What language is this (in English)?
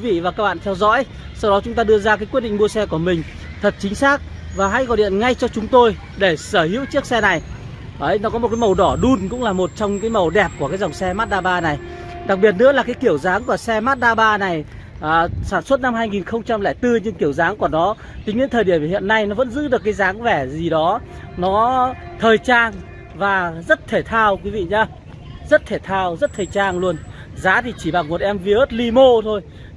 Vietnamese